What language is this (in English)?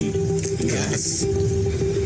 Hebrew